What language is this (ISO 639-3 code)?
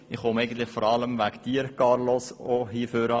gsw